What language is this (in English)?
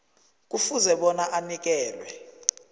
South Ndebele